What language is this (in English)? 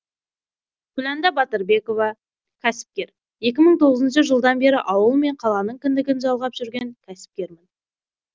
Kazakh